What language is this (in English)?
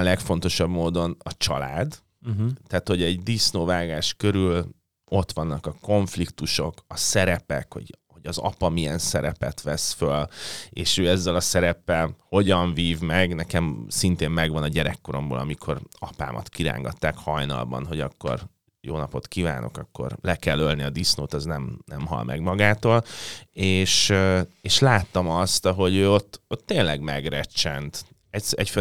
Hungarian